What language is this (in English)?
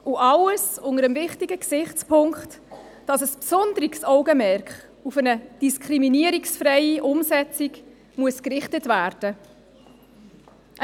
Swiss German